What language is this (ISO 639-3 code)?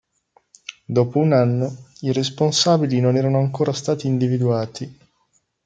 ita